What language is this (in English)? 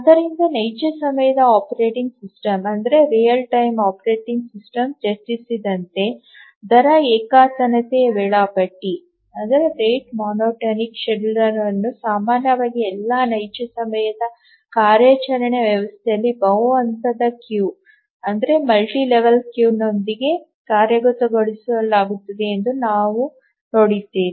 Kannada